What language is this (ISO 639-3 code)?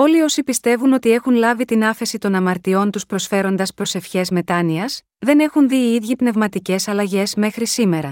ell